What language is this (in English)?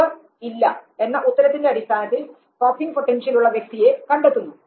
Malayalam